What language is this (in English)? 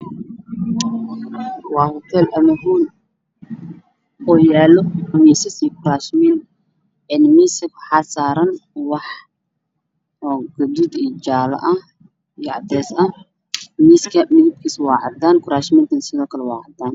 Somali